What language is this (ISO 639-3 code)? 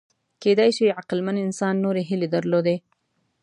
pus